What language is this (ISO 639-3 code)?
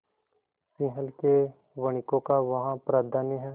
hin